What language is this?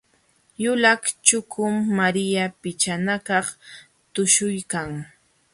Jauja Wanca Quechua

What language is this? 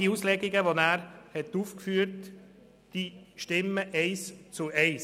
Swiss German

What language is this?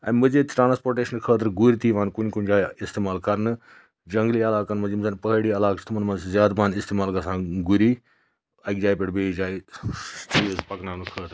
Kashmiri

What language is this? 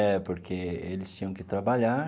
Portuguese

